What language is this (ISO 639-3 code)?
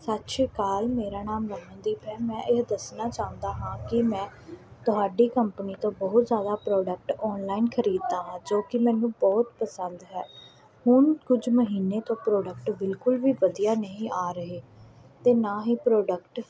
pan